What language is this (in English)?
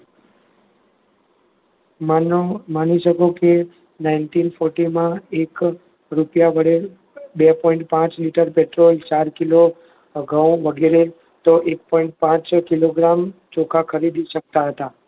Gujarati